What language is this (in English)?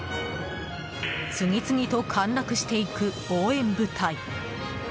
Japanese